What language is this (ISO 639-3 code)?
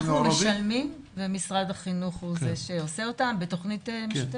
heb